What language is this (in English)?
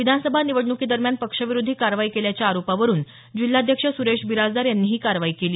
Marathi